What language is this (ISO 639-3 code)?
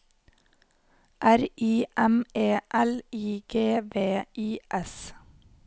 nor